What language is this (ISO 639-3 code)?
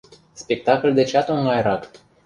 chm